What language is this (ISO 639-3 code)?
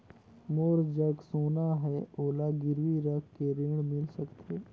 hne